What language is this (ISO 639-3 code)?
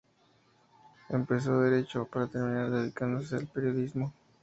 spa